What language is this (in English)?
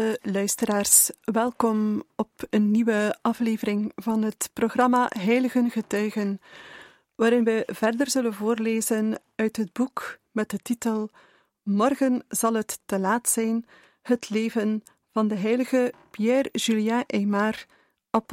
Dutch